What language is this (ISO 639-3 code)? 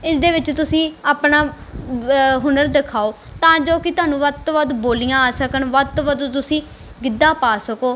pan